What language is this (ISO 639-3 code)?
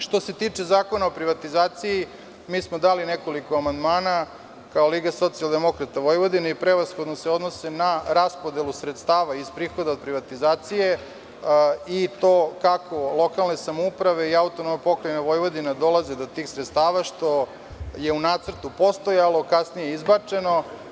srp